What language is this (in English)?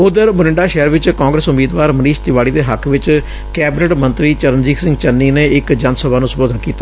Punjabi